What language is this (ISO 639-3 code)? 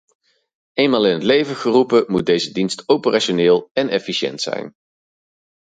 nld